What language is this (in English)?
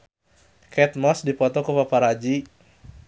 Sundanese